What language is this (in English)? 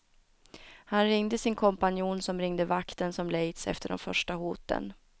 Swedish